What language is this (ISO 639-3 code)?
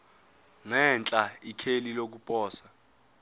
zul